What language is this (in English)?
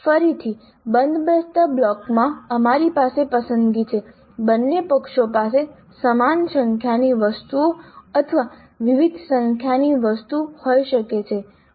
Gujarati